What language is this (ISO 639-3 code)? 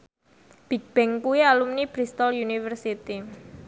jav